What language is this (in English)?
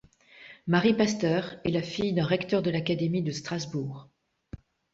French